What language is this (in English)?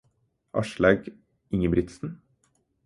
Norwegian Bokmål